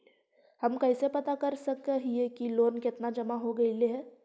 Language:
Magahi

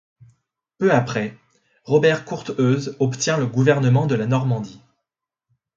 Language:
French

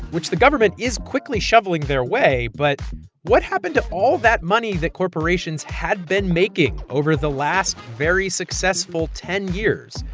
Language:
English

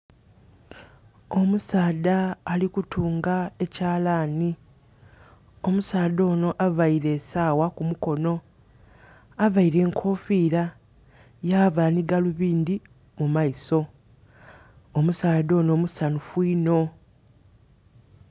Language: Soga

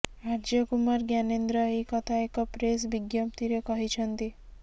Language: Odia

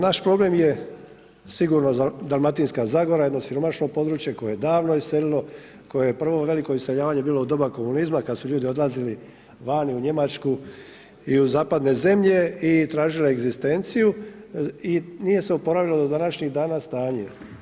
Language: Croatian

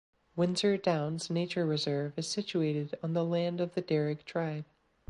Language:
English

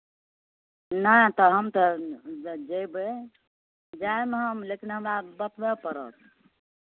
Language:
Maithili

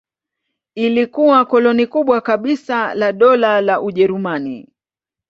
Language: Swahili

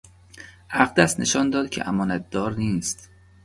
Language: Persian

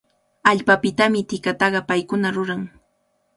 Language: Cajatambo North Lima Quechua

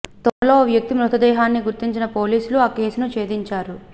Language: Telugu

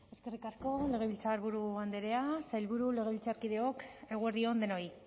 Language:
Basque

